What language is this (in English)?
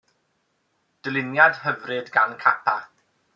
Welsh